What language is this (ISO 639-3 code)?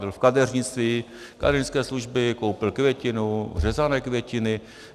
ces